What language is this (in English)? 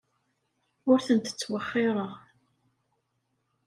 Kabyle